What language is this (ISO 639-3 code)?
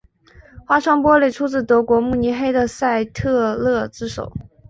zho